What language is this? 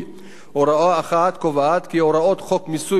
Hebrew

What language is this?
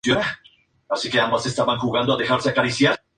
Spanish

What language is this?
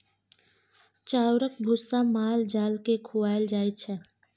Maithili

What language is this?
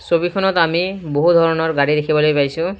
Assamese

